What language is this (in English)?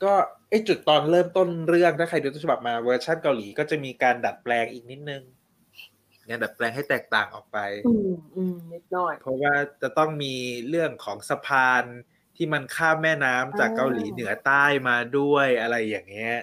Thai